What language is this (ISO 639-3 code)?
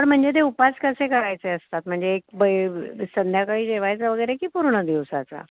mar